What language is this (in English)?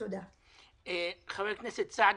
Hebrew